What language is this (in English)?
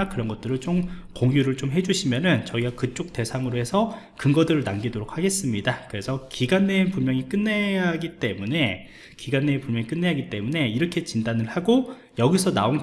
Korean